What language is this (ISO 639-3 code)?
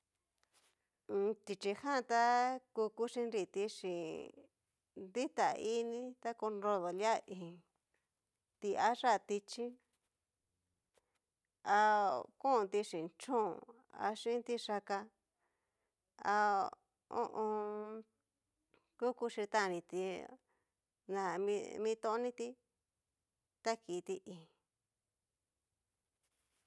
miu